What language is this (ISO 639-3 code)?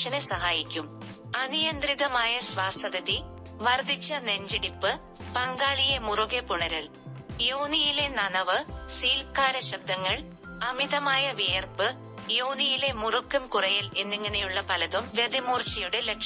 mal